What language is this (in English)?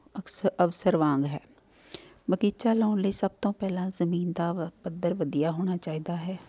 Punjabi